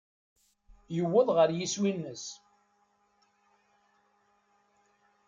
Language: Kabyle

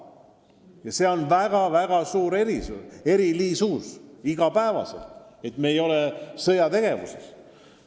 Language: Estonian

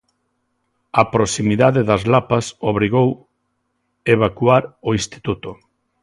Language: Galician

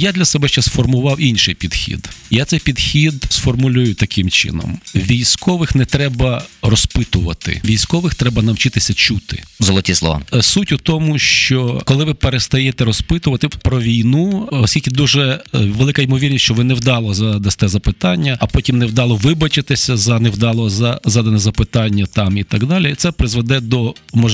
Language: Ukrainian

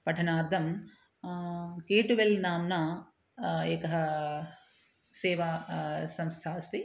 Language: Sanskrit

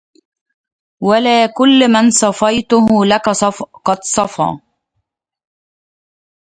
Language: Arabic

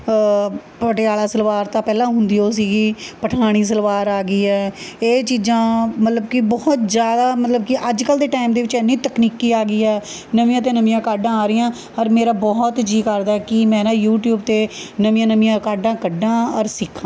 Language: Punjabi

